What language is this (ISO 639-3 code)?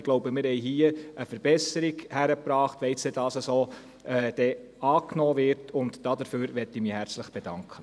gsw